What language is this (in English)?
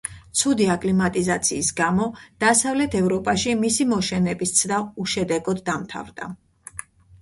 Georgian